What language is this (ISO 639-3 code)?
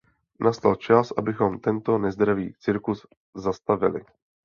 ces